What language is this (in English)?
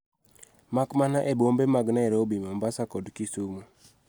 Luo (Kenya and Tanzania)